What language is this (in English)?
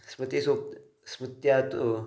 Sanskrit